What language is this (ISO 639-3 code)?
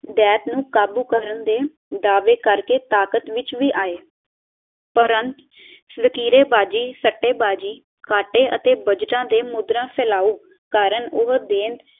pan